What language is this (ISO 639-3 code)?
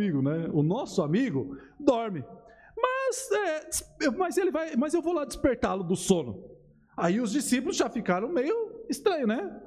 por